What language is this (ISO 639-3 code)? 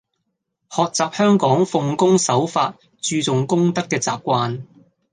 yue